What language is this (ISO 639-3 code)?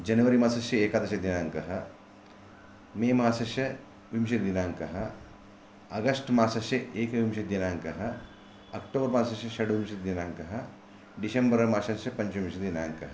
san